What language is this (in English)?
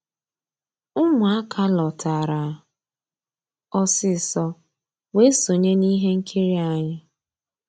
Igbo